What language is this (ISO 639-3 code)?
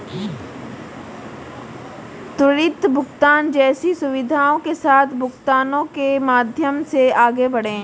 hin